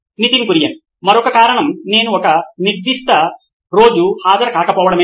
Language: Telugu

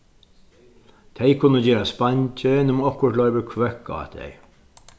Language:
Faroese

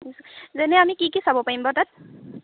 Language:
Assamese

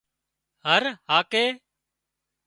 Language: Wadiyara Koli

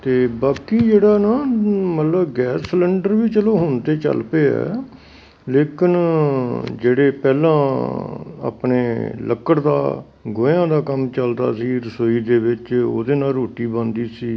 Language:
Punjabi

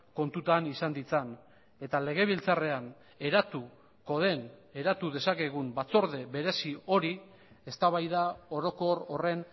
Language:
Basque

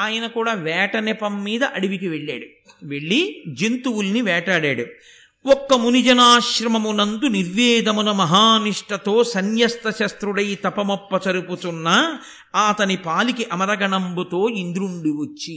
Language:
Telugu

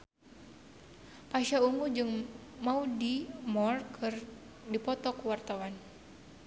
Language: Sundanese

